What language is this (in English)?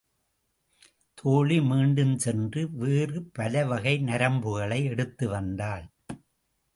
Tamil